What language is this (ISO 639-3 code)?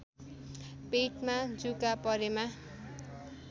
nep